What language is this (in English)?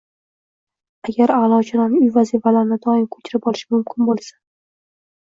Uzbek